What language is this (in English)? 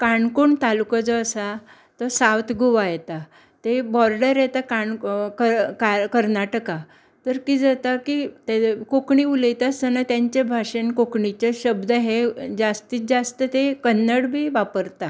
Konkani